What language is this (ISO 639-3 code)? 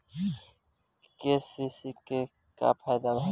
bho